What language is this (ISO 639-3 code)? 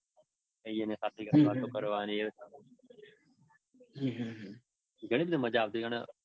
guj